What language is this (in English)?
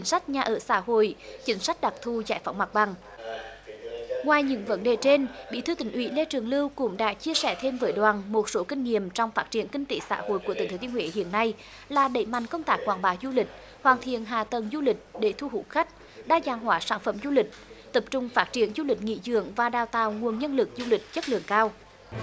Vietnamese